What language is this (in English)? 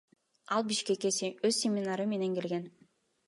Kyrgyz